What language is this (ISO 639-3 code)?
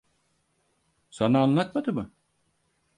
tur